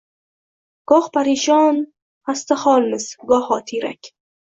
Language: Uzbek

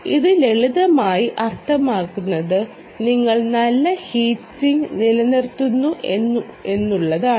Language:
Malayalam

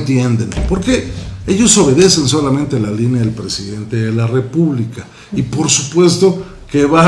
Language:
Spanish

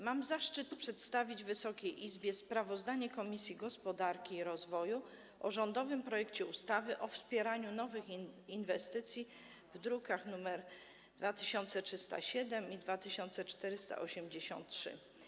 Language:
Polish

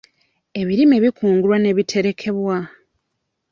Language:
Ganda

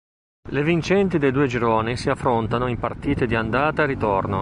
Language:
Italian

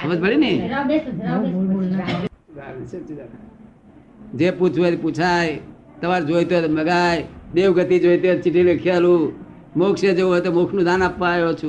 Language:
Gujarati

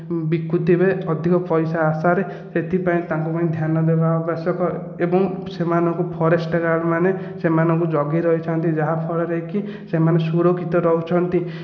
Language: Odia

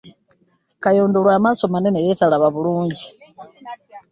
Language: Ganda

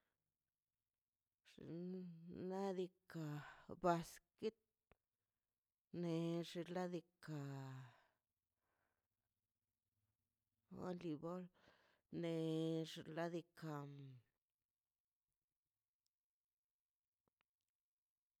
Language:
Mazaltepec Zapotec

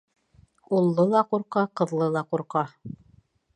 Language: Bashkir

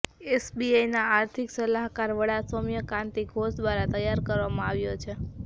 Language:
Gujarati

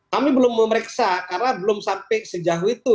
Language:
Indonesian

